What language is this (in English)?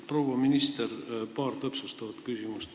Estonian